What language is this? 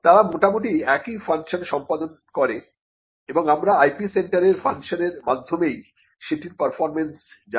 Bangla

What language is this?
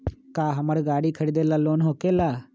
Magahi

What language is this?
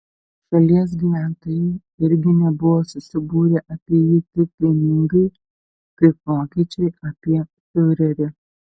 Lithuanian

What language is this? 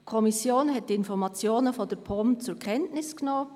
Swiss German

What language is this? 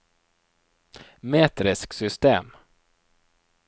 Norwegian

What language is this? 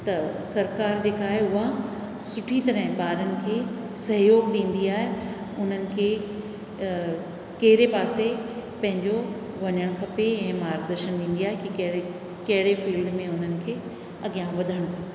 Sindhi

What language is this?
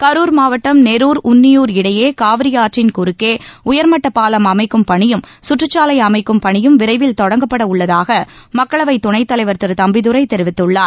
Tamil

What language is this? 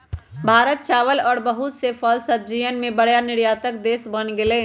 Magahi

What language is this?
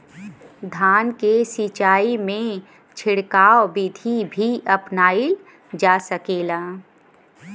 Bhojpuri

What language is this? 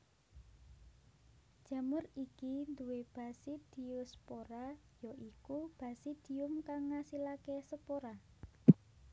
Javanese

